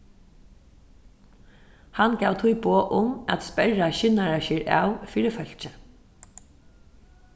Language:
Faroese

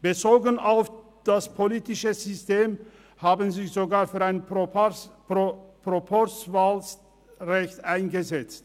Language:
Swiss German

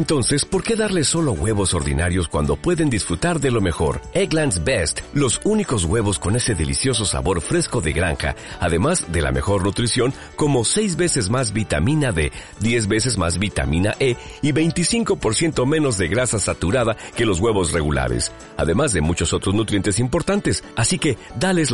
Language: Spanish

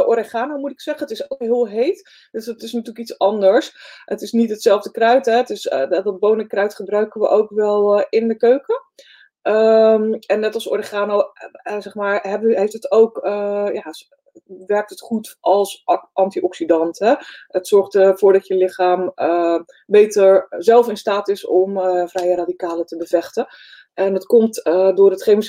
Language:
Dutch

